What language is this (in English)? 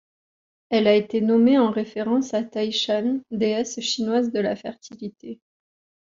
French